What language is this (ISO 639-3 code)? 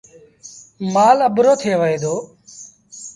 sbn